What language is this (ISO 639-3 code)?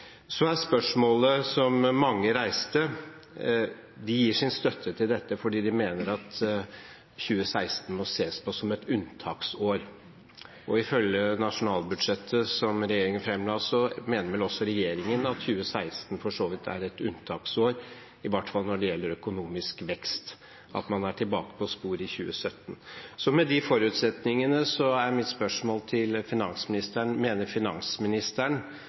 nob